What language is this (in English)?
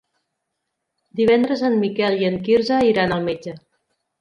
Catalan